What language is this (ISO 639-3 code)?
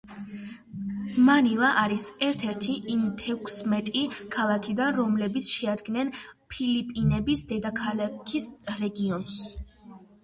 kat